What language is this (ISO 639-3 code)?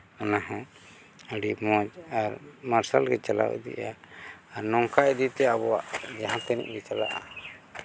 sat